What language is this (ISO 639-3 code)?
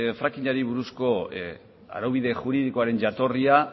eus